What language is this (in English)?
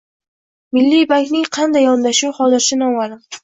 Uzbek